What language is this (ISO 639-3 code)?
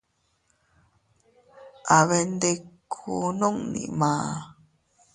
cut